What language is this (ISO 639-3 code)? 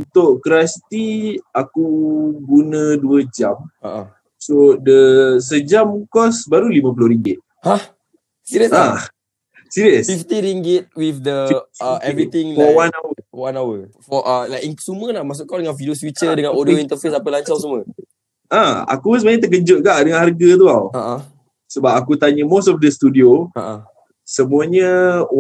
msa